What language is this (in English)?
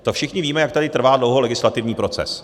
Czech